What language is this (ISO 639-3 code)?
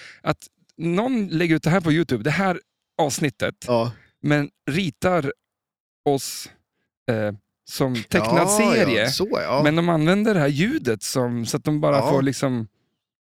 swe